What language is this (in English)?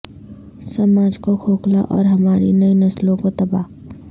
Urdu